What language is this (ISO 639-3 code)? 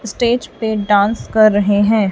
hin